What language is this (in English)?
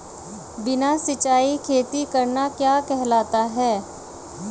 Hindi